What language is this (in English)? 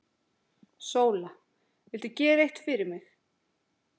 Icelandic